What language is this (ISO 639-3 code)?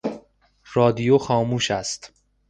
fas